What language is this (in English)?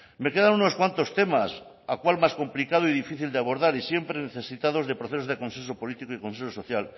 Spanish